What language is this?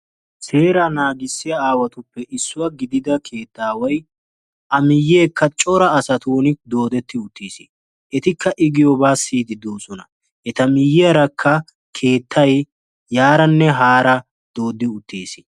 Wolaytta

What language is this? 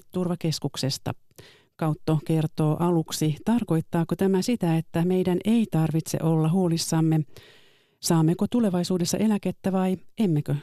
Finnish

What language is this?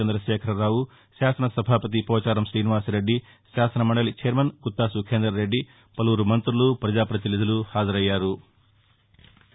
Telugu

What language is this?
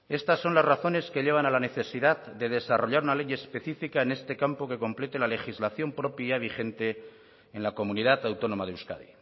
Spanish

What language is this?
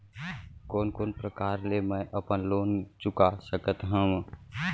Chhattisgarhi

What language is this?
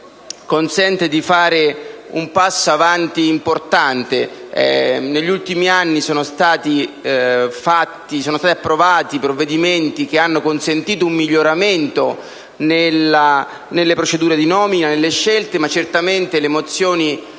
Italian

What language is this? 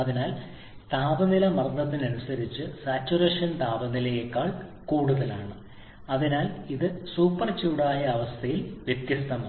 Malayalam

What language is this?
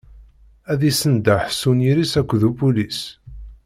Kabyle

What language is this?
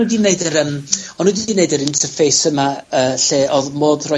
Welsh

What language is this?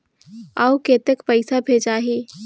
Chhattisgarhi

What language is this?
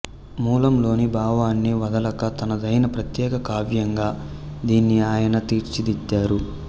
Telugu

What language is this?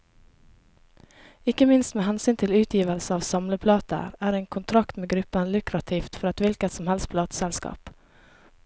Norwegian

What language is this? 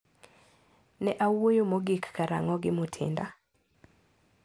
Luo (Kenya and Tanzania)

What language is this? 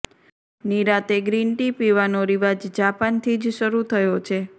Gujarati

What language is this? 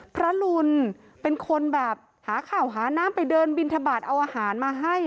Thai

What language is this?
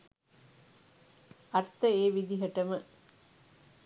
Sinhala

